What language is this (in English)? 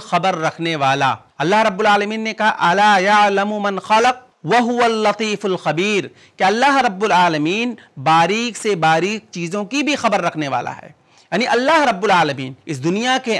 Arabic